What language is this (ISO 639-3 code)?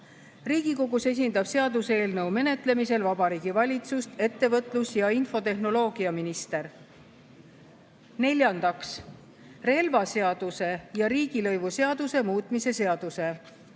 est